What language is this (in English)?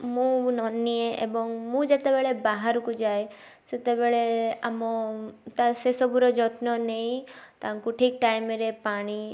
Odia